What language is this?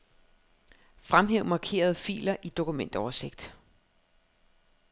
Danish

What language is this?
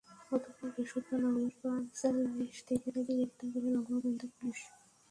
Bangla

